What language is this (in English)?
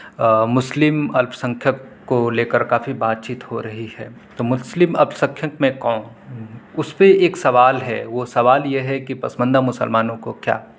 Urdu